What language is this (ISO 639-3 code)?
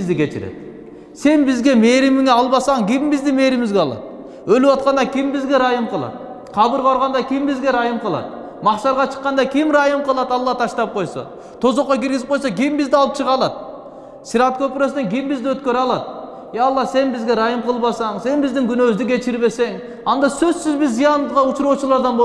tur